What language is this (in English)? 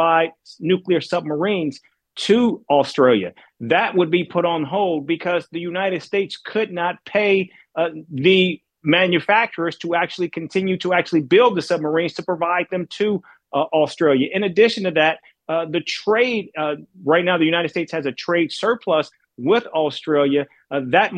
Urdu